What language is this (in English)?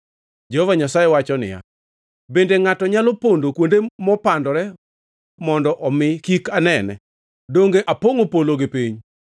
Luo (Kenya and Tanzania)